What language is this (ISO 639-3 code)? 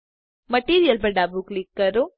guj